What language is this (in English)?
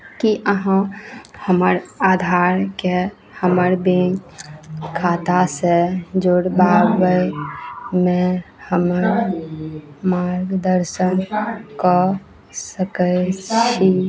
Maithili